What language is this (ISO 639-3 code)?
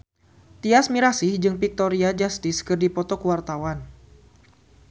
sun